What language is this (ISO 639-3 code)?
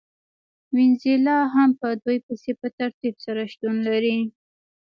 pus